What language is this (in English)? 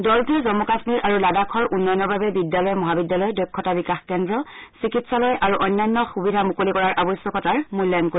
Assamese